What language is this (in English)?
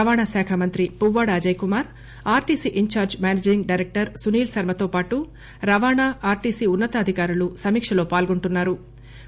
Telugu